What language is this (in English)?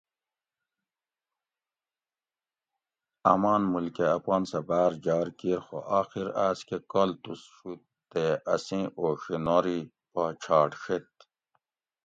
Gawri